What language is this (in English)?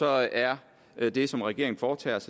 Danish